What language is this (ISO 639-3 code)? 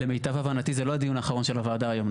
heb